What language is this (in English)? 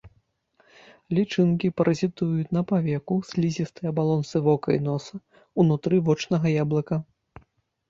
Belarusian